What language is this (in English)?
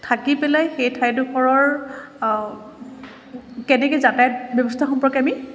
Assamese